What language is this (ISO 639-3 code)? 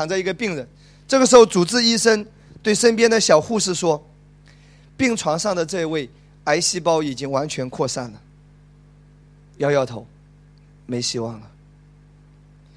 zho